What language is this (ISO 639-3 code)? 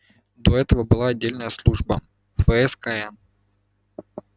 rus